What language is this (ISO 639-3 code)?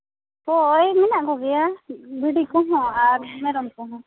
sat